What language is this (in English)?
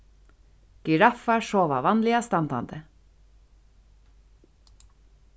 Faroese